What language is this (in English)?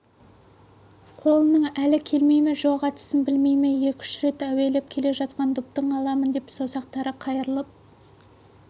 Kazakh